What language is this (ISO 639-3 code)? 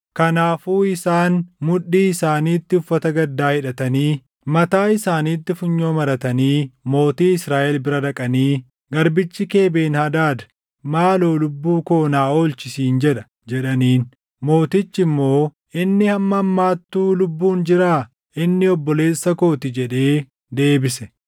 orm